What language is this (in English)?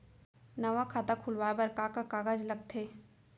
Chhattisgarhi